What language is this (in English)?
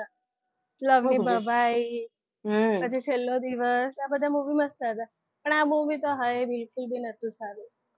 Gujarati